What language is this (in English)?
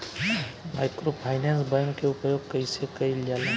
Bhojpuri